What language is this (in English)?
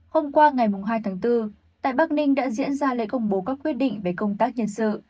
Vietnamese